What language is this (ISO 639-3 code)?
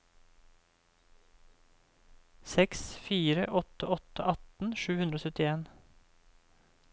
nor